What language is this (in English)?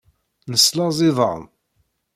Kabyle